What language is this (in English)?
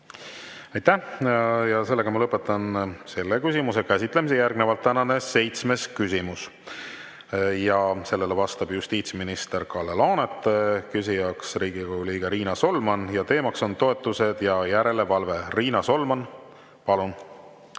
Estonian